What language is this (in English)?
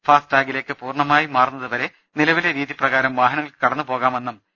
Malayalam